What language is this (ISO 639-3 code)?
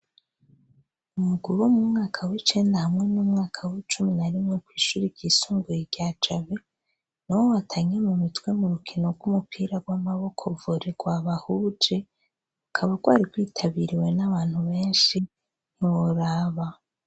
run